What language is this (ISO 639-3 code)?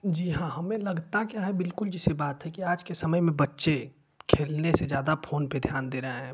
hin